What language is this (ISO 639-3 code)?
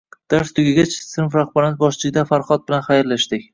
uzb